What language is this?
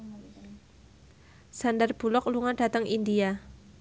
Javanese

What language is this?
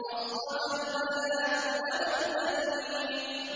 Arabic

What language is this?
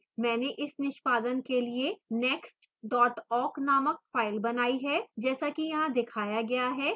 Hindi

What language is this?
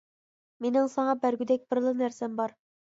Uyghur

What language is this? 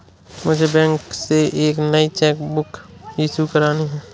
Hindi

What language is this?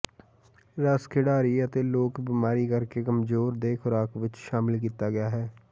Punjabi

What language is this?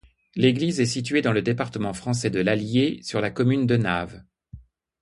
French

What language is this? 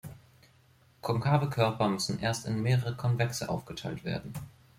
German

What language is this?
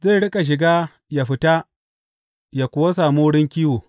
Hausa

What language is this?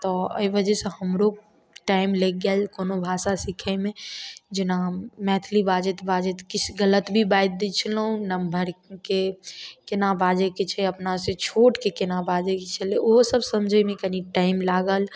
Maithili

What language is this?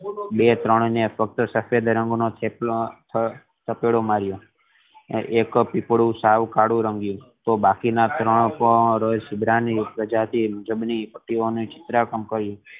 Gujarati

